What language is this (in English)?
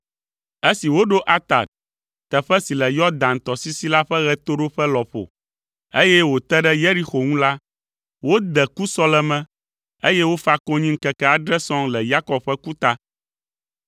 Ewe